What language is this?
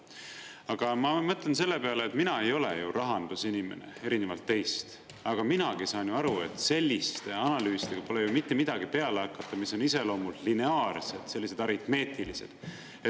Estonian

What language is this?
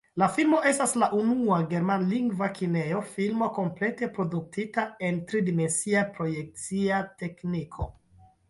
Esperanto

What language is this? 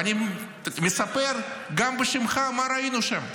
Hebrew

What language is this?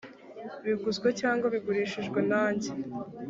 Kinyarwanda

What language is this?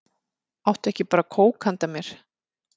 Icelandic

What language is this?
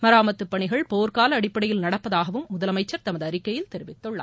Tamil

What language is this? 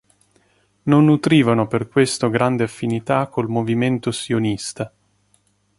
Italian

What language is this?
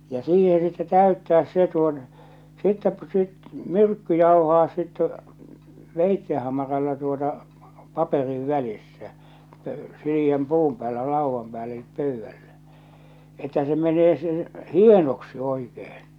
Finnish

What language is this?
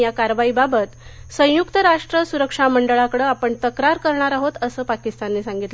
Marathi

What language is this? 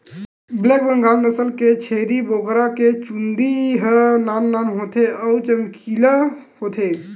Chhattisgarhi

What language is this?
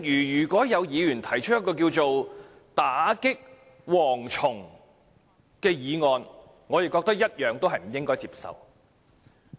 Cantonese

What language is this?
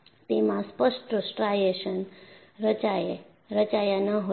Gujarati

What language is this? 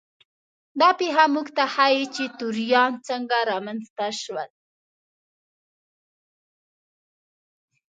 Pashto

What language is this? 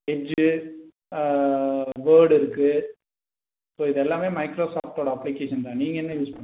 Tamil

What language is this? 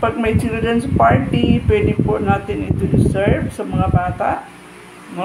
Filipino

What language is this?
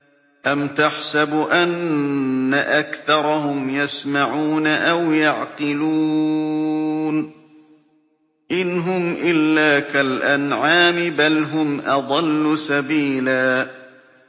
Arabic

